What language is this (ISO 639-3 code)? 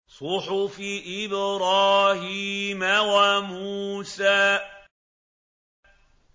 ara